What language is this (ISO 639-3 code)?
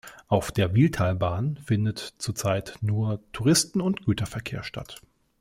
deu